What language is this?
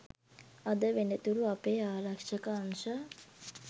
Sinhala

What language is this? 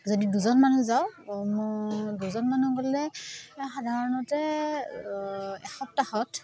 Assamese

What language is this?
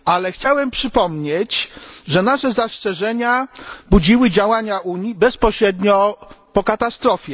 Polish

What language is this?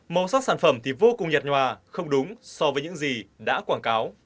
Vietnamese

